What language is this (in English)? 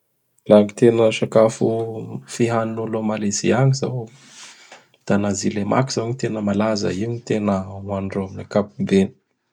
Bara Malagasy